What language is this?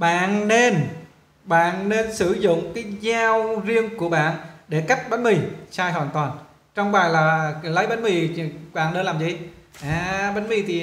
Vietnamese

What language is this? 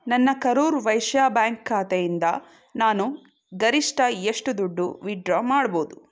Kannada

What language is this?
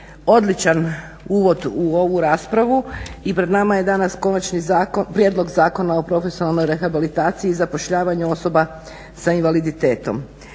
Croatian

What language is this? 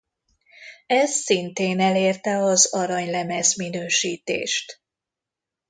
Hungarian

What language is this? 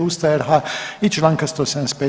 Croatian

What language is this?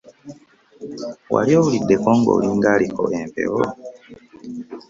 Ganda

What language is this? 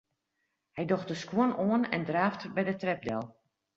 Western Frisian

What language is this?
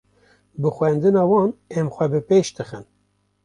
Kurdish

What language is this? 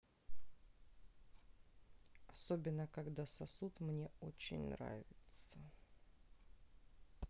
Russian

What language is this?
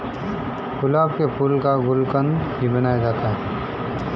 Hindi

